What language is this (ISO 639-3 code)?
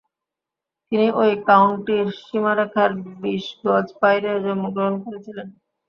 ben